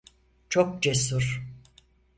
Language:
Turkish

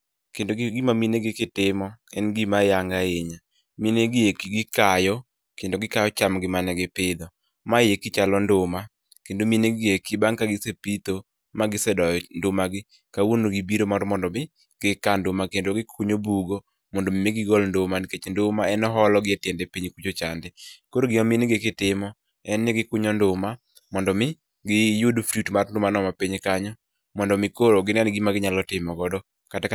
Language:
Luo (Kenya and Tanzania)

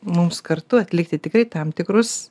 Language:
Lithuanian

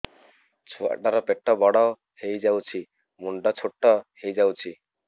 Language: Odia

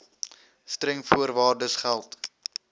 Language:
Afrikaans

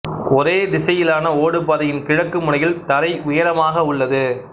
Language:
Tamil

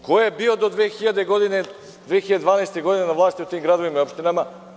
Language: Serbian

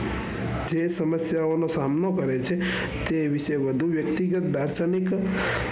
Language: Gujarati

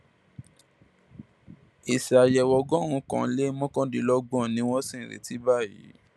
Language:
Yoruba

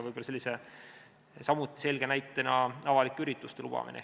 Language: Estonian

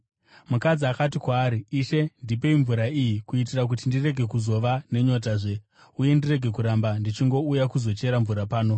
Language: Shona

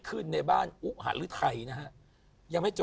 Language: Thai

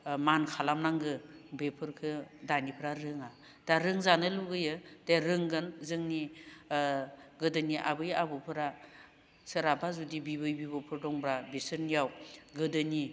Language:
Bodo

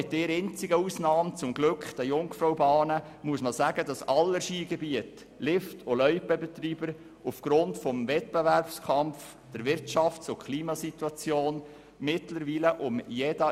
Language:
Swiss German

